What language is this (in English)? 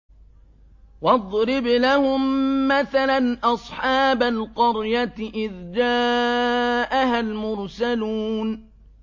Arabic